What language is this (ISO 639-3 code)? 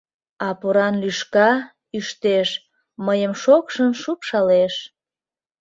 chm